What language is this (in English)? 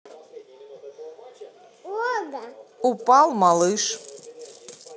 Russian